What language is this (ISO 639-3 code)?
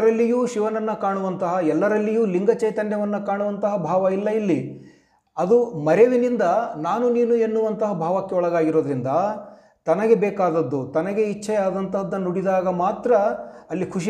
kan